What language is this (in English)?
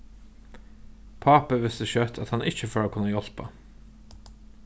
Faroese